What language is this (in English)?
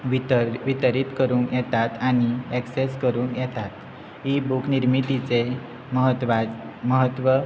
Konkani